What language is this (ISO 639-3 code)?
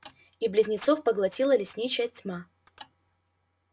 rus